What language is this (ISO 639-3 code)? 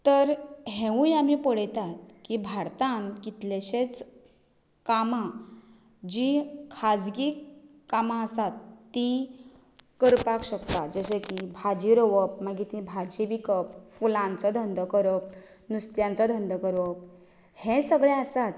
kok